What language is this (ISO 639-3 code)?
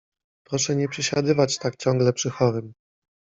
pol